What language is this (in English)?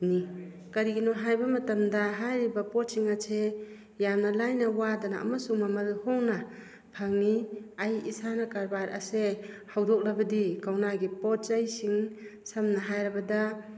Manipuri